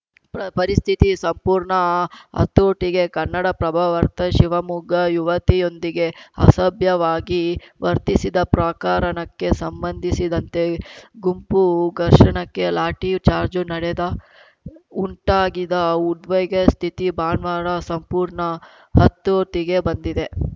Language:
Kannada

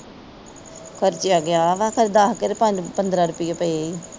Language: Punjabi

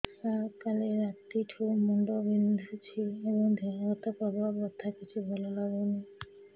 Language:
Odia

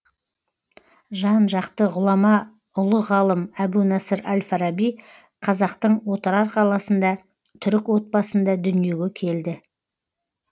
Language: Kazakh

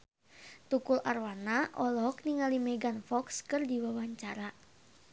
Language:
Sundanese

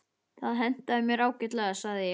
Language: Icelandic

